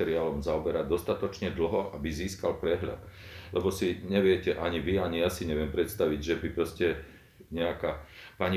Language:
Slovak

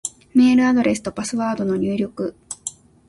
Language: Japanese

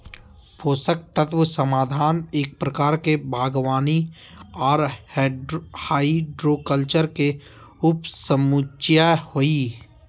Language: Magahi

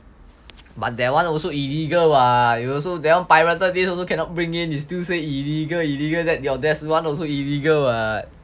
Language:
English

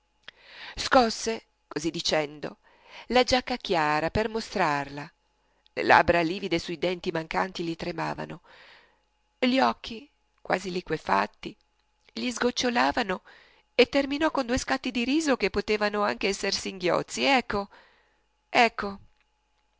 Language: Italian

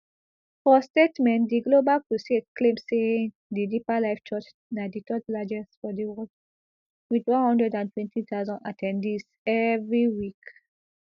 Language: Nigerian Pidgin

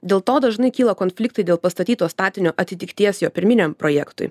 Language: Lithuanian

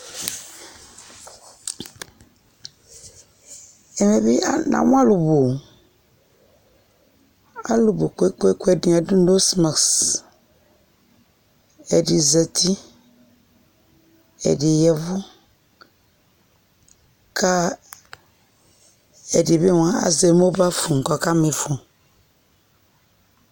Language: Ikposo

